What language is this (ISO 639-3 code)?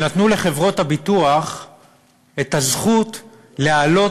heb